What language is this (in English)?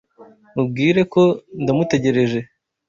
Kinyarwanda